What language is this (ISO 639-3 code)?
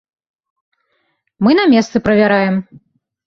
bel